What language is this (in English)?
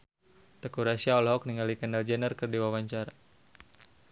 Sundanese